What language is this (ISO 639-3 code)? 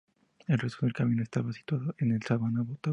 spa